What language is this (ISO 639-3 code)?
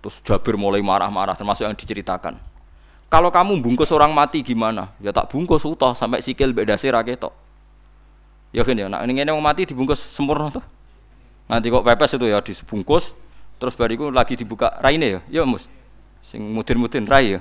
ind